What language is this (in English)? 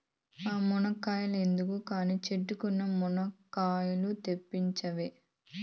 Telugu